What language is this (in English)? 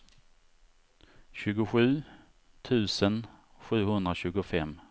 Swedish